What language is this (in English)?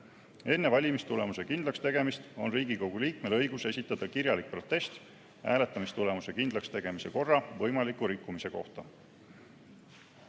Estonian